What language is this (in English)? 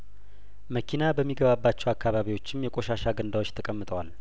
Amharic